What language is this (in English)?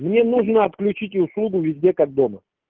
Russian